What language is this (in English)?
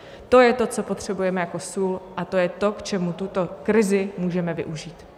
Czech